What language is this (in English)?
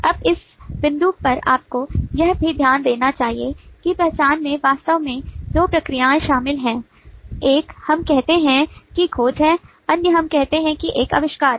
Hindi